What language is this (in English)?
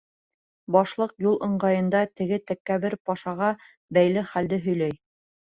Bashkir